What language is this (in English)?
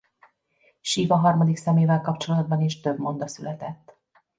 Hungarian